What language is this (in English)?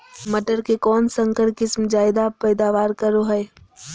Magahi